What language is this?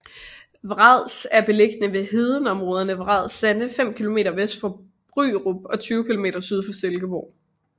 Danish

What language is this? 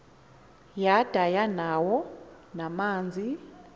Xhosa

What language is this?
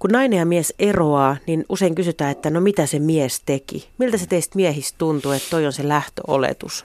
Finnish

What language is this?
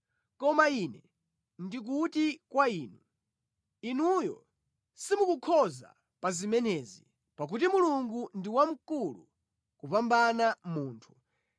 Nyanja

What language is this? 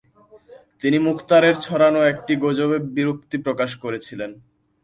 Bangla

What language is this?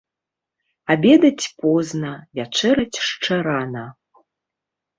Belarusian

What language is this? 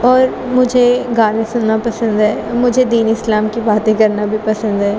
Urdu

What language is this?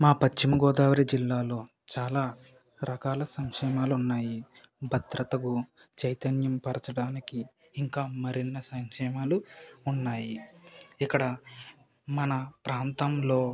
Telugu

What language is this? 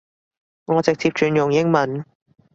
Cantonese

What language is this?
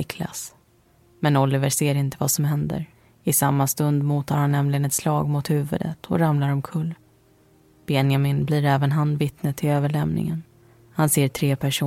Swedish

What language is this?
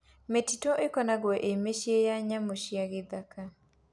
Kikuyu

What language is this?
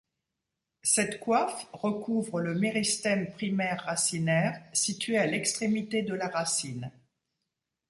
French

